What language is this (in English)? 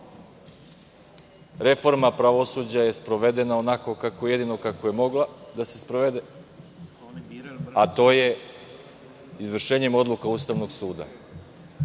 Serbian